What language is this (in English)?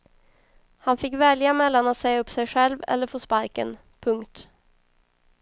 Swedish